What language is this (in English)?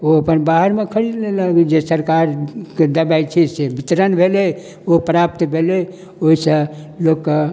Maithili